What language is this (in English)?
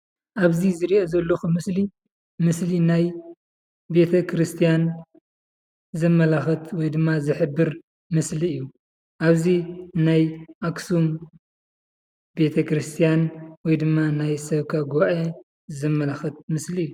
Tigrinya